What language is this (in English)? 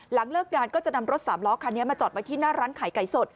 Thai